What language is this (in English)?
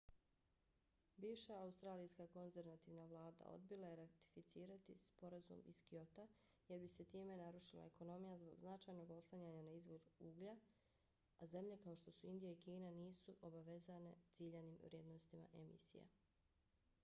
Bosnian